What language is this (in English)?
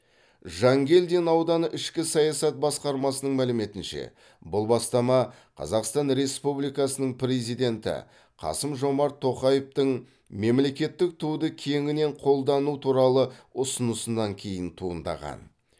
Kazakh